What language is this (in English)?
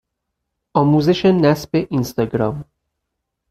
Persian